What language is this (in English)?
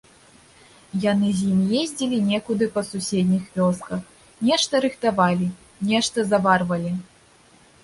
Belarusian